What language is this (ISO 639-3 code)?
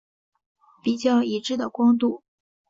zho